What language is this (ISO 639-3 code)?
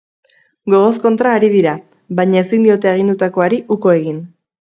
eus